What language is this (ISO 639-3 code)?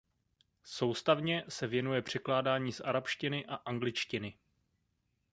ces